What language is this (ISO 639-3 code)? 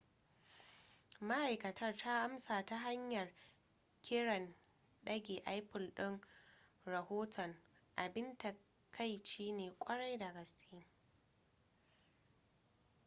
hau